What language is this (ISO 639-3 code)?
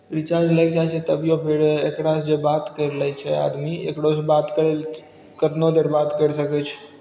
mai